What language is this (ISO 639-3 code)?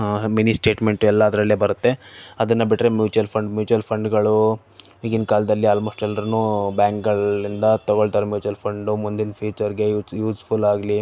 kan